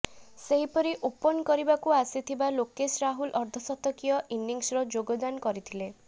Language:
Odia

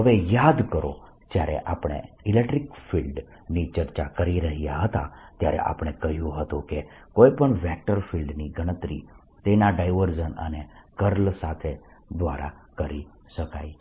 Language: Gujarati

